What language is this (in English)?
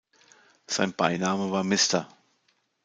German